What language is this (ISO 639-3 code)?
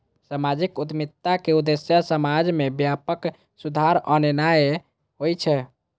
mai